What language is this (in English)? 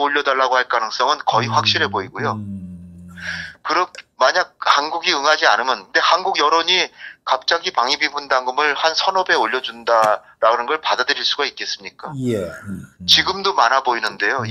Korean